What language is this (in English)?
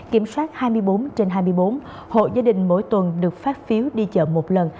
Vietnamese